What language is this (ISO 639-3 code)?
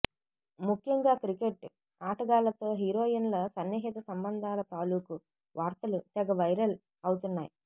tel